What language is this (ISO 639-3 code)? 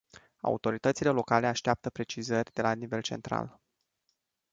ron